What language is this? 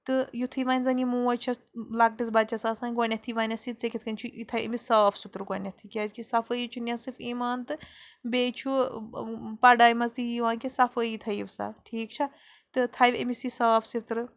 Kashmiri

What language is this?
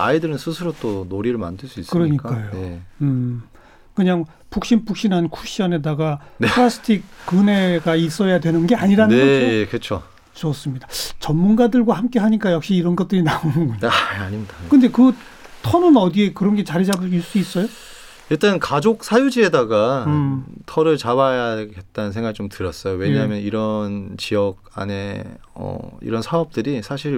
Korean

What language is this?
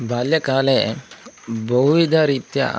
Sanskrit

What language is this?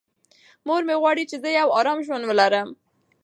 Pashto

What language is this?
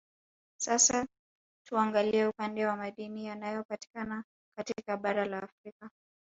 Swahili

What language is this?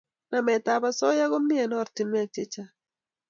Kalenjin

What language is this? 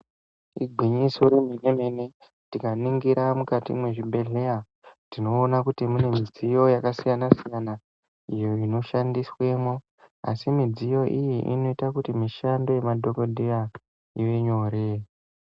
Ndau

